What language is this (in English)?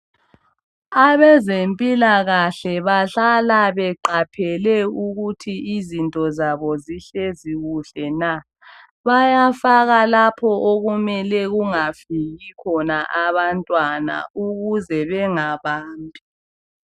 North Ndebele